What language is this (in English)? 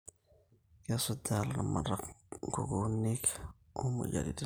Masai